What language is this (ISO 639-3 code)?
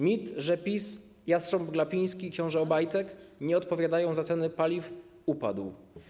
pol